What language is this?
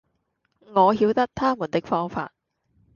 Cantonese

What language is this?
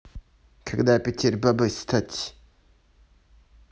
Russian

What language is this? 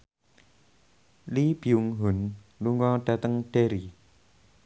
Javanese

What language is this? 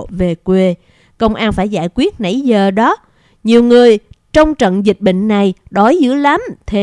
Vietnamese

